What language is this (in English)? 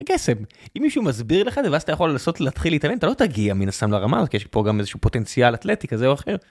Hebrew